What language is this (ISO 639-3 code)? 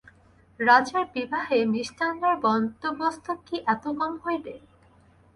ben